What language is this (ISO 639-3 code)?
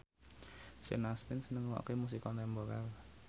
jav